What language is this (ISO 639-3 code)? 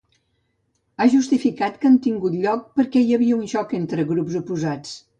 cat